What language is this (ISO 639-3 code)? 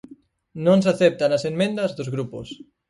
glg